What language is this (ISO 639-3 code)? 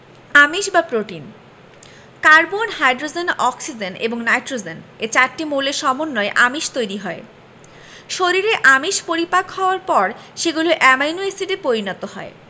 ben